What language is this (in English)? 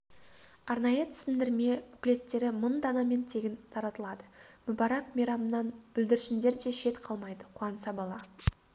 Kazakh